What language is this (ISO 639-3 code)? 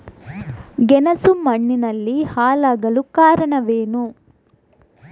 kan